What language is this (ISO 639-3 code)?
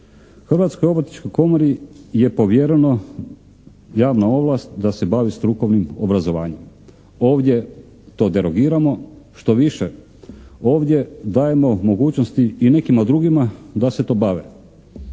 hrv